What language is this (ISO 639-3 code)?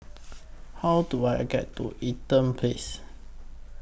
eng